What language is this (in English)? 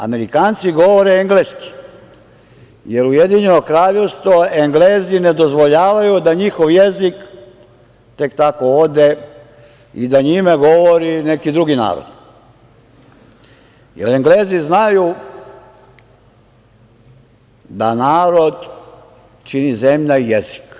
Serbian